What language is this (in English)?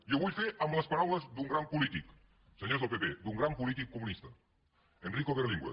Catalan